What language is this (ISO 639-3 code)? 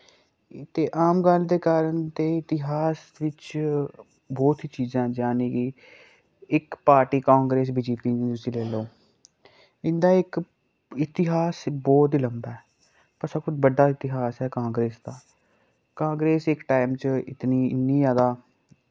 doi